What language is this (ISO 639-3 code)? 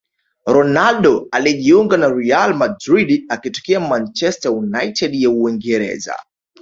swa